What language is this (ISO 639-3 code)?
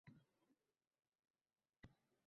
uzb